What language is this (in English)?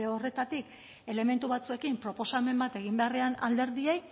Basque